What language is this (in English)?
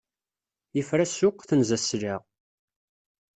Kabyle